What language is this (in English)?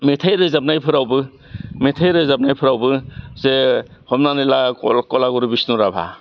Bodo